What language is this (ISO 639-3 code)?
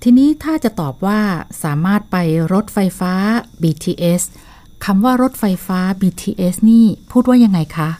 tha